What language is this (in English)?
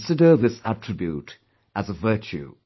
English